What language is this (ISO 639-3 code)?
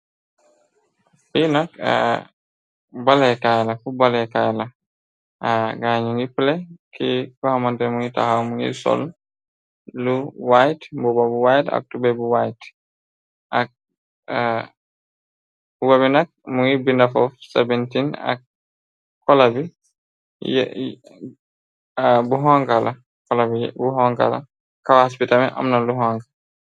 wol